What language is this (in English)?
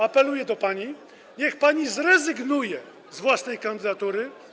Polish